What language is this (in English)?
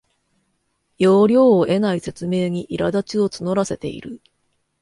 Japanese